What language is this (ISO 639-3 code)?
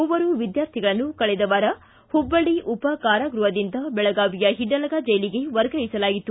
kan